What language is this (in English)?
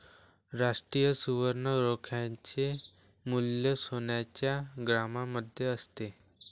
Marathi